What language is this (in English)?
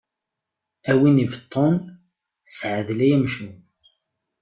Kabyle